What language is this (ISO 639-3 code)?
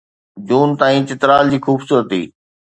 snd